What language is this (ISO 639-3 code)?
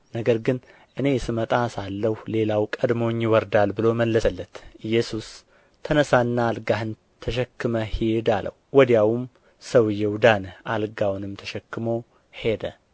amh